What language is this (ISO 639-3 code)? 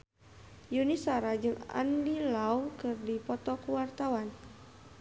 sun